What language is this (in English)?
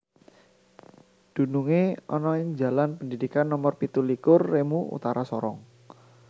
Javanese